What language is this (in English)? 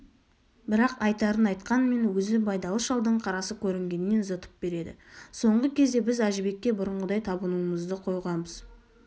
Kazakh